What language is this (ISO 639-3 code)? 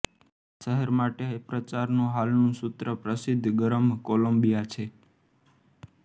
guj